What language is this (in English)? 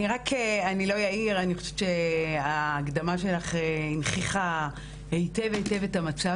Hebrew